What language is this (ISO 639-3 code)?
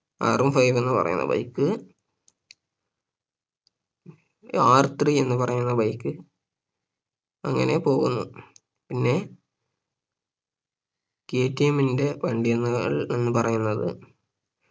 mal